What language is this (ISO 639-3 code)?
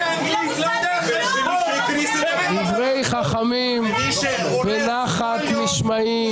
heb